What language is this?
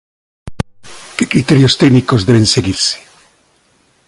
Galician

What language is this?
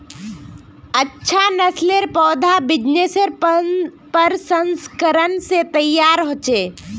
Magahi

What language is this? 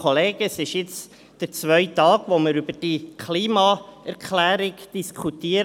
Swiss German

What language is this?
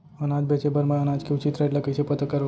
Chhattisgarhi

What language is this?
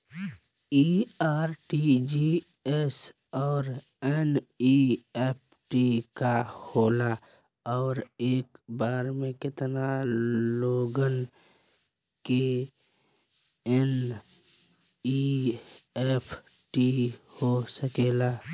Bhojpuri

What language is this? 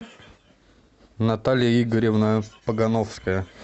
Russian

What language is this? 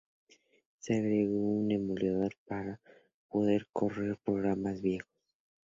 Spanish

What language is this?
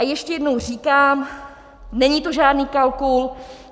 Czech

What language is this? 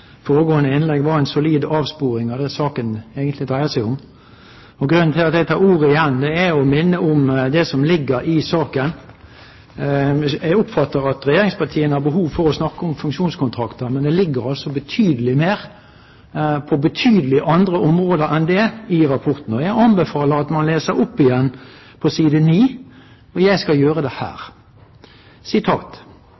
Norwegian Nynorsk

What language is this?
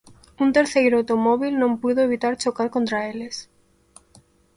Galician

